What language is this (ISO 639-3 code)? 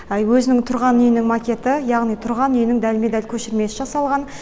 kaz